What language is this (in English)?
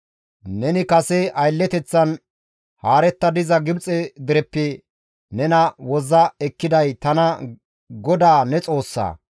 Gamo